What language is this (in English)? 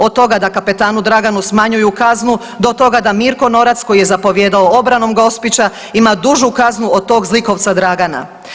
Croatian